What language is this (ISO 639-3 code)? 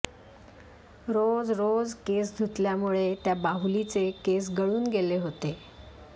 mar